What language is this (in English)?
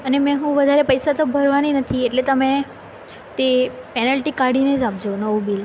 Gujarati